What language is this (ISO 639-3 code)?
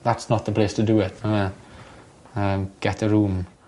cym